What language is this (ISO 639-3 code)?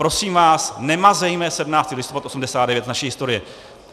ces